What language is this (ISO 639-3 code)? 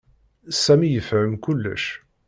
kab